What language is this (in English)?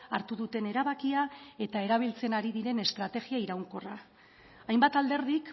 Basque